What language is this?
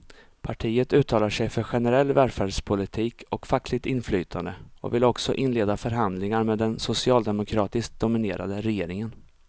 Swedish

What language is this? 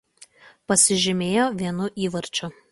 Lithuanian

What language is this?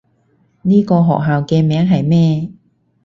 Cantonese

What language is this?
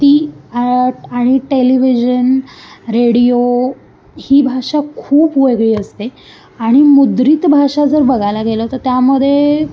Marathi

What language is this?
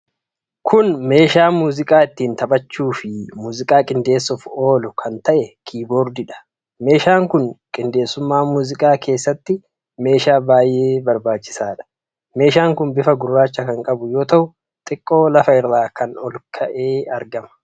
Oromo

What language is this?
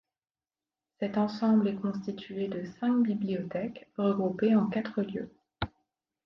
French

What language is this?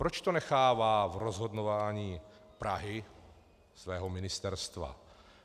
Czech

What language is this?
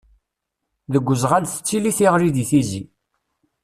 Kabyle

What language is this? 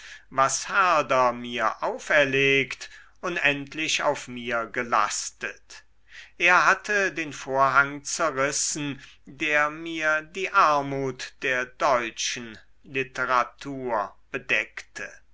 German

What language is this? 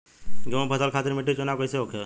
Bhojpuri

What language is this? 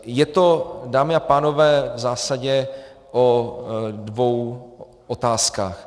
Czech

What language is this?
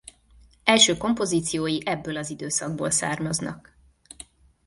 Hungarian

